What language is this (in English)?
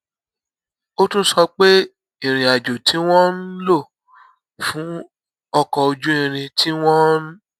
Yoruba